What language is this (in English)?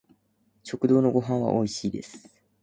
Japanese